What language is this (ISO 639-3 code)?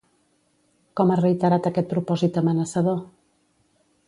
cat